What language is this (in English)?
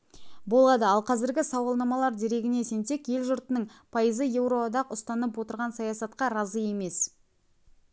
Kazakh